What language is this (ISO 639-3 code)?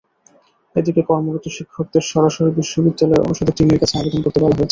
ben